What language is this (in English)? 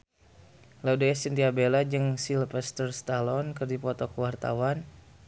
Sundanese